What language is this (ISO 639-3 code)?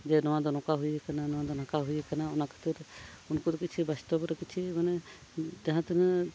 sat